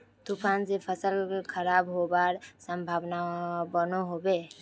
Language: Magahi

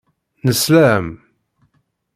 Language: Kabyle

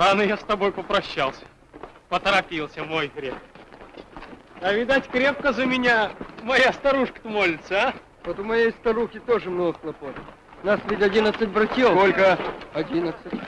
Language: Russian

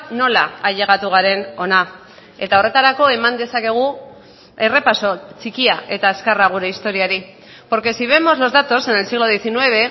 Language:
Basque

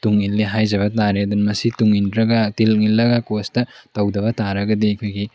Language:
Manipuri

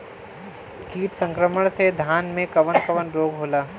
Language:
Bhojpuri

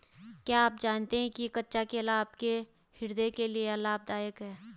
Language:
Hindi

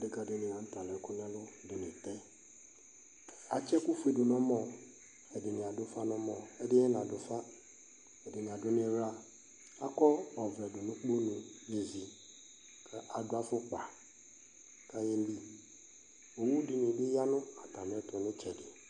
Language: Ikposo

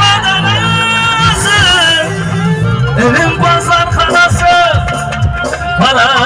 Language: Arabic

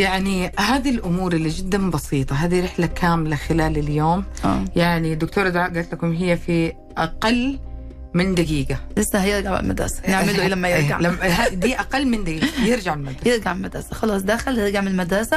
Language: Arabic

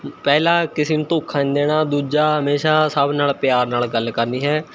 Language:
Punjabi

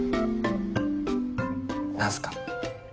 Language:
Japanese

